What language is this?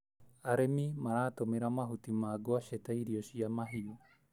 Kikuyu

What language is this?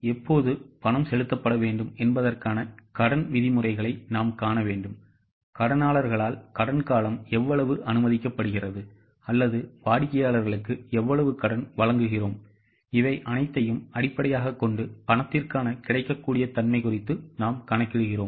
Tamil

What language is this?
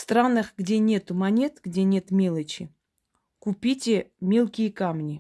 Russian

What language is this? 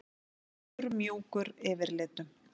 Icelandic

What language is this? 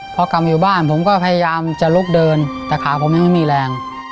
Thai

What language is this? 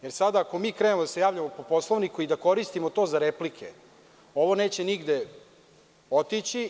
Serbian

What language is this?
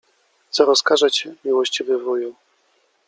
Polish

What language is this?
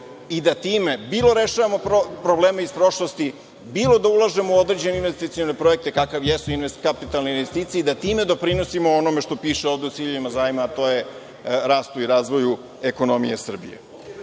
Serbian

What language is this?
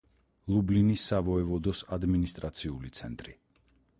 Georgian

